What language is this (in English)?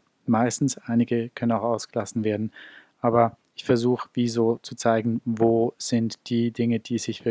German